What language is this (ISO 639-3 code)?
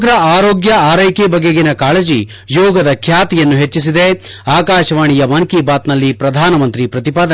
kan